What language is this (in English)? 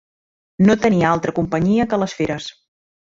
Catalan